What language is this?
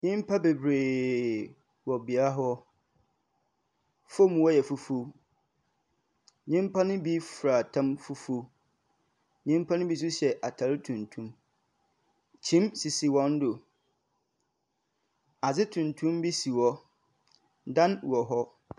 Akan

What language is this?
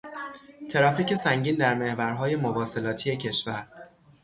Persian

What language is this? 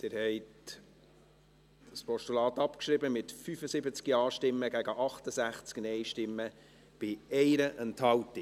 Swiss German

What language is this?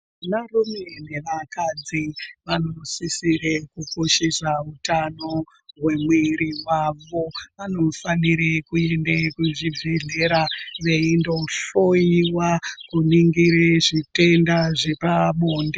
Ndau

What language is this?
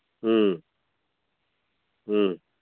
Manipuri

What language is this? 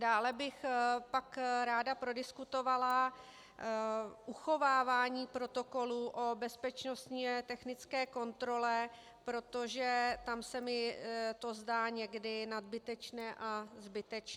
Czech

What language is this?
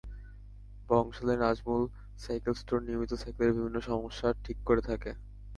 Bangla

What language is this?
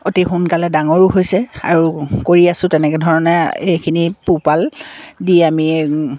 Assamese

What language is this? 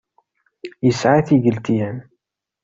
Kabyle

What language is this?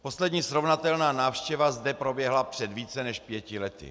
Czech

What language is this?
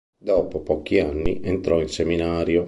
Italian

